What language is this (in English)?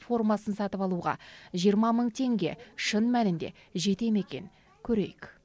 Kazakh